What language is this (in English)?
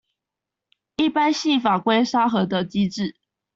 Chinese